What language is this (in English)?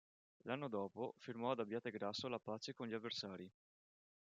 Italian